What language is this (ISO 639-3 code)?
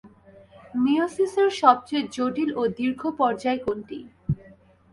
ben